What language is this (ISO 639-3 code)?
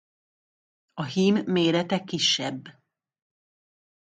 hun